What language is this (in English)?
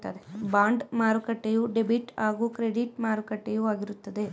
Kannada